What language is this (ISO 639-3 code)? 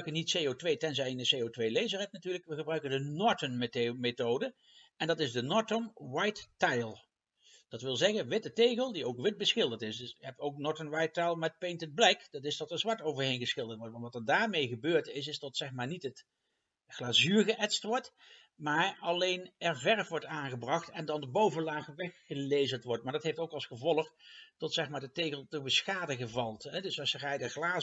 nld